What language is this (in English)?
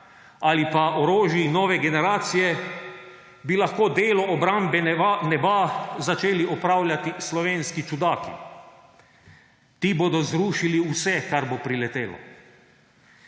Slovenian